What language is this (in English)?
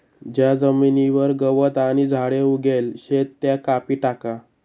Marathi